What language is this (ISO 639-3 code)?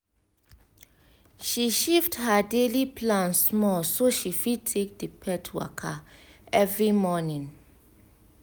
pcm